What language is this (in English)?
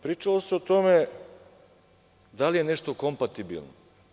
Serbian